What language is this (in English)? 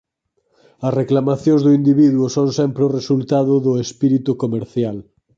Galician